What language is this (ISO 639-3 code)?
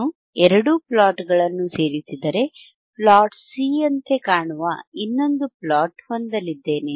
kan